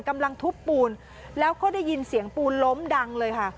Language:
Thai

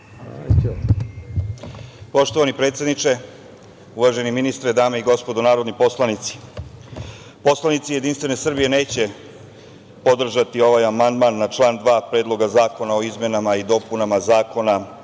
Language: Serbian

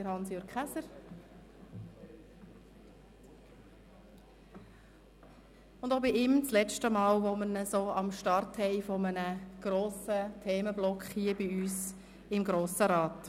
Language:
Swiss German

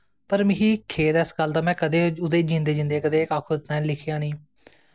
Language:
Dogri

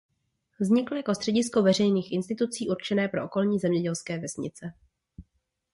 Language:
Czech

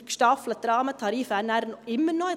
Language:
Swiss German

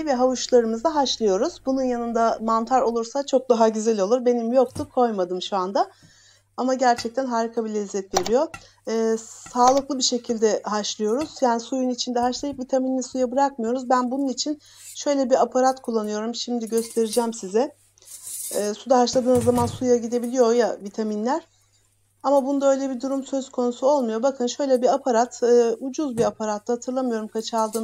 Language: Turkish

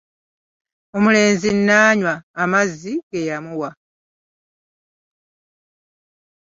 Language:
Ganda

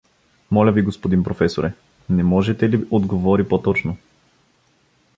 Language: Bulgarian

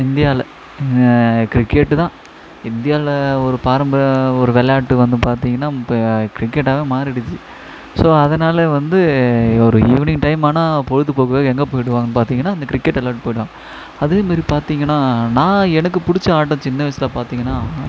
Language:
Tamil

